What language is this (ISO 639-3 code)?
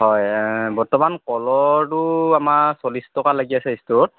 asm